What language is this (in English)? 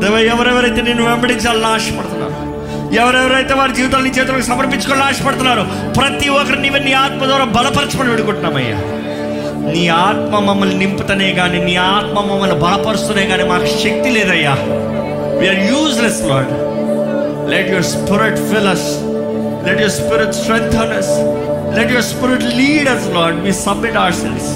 Telugu